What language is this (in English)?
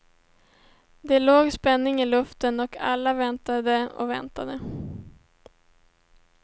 Swedish